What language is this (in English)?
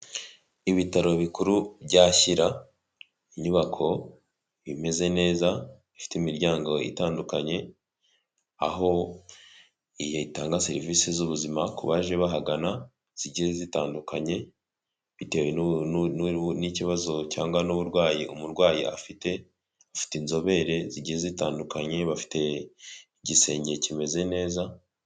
Kinyarwanda